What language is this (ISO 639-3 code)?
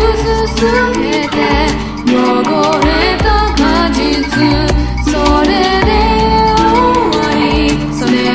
jpn